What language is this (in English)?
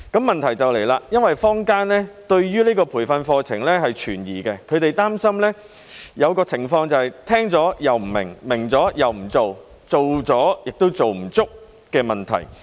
Cantonese